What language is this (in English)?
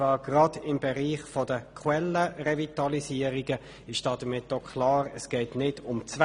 Swiss German